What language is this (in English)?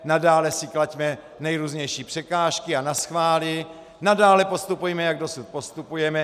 Czech